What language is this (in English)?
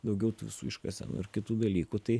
Lithuanian